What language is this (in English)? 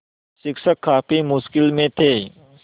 Hindi